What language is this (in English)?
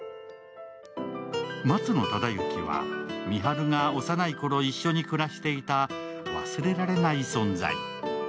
Japanese